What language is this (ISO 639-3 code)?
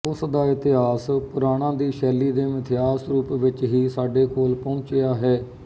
pan